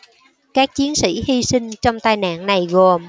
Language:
Vietnamese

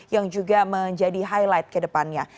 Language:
Indonesian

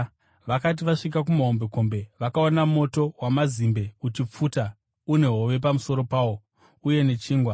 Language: Shona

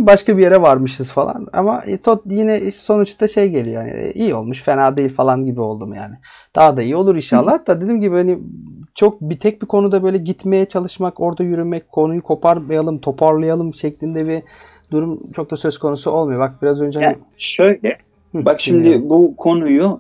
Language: Turkish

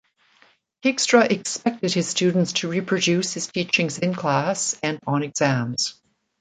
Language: English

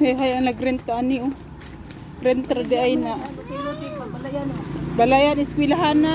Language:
Filipino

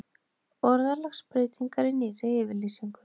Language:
Icelandic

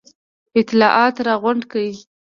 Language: Pashto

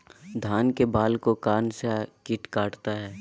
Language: Magahi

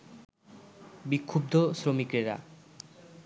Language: Bangla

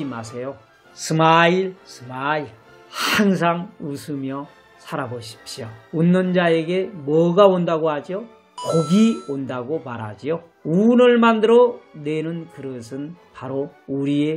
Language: Korean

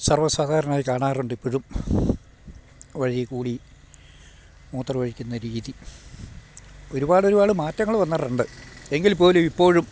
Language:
Malayalam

